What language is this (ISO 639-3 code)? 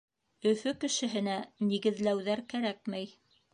bak